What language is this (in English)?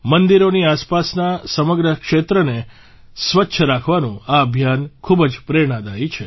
Gujarati